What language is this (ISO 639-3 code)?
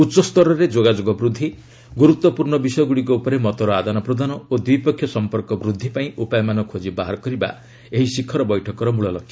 ori